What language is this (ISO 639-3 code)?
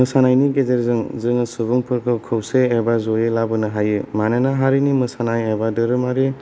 brx